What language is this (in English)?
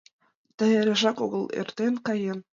Mari